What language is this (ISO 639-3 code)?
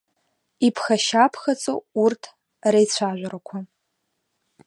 abk